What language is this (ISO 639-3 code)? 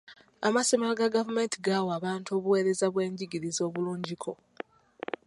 lug